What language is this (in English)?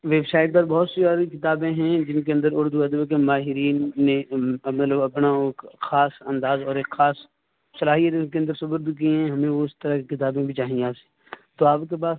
Urdu